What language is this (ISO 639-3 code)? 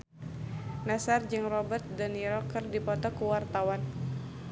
sun